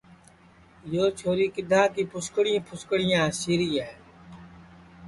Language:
Sansi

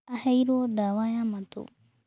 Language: Kikuyu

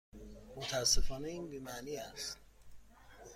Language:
Persian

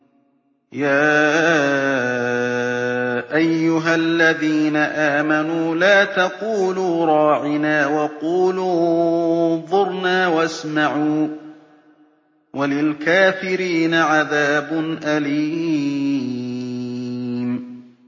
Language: Arabic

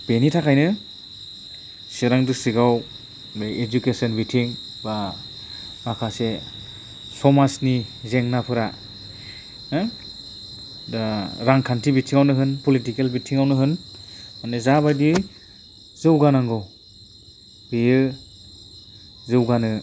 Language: Bodo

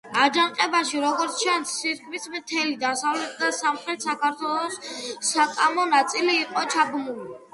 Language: Georgian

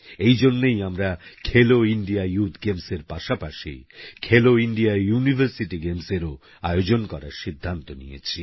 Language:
Bangla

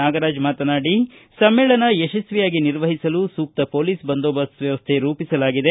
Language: Kannada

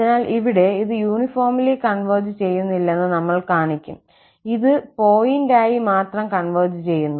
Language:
Malayalam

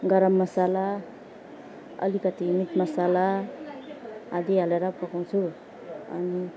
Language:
Nepali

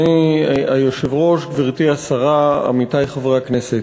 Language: Hebrew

